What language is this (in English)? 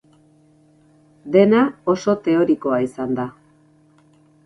Basque